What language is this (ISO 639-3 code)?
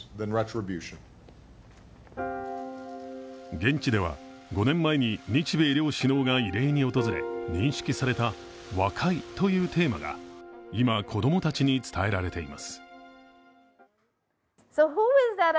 jpn